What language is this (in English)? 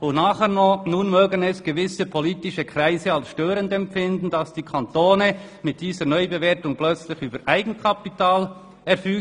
Swiss German